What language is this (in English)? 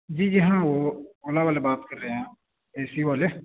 Urdu